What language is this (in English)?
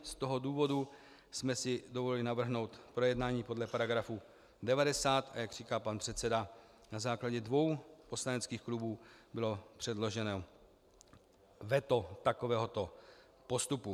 Czech